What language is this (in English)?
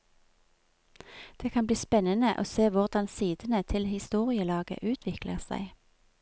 Norwegian